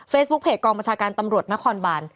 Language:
Thai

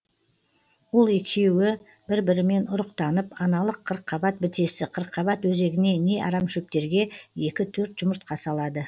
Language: Kazakh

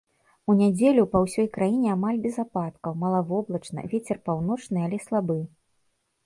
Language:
Belarusian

